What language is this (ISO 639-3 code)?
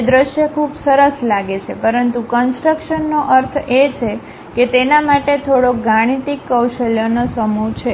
guj